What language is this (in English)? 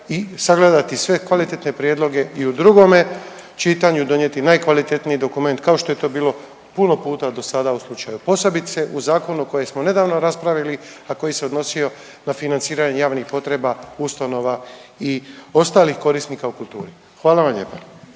Croatian